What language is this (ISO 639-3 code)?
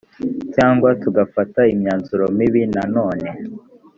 kin